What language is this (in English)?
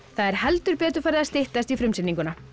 Icelandic